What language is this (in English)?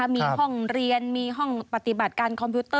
Thai